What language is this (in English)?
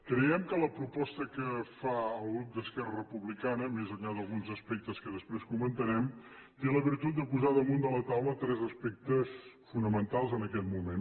Catalan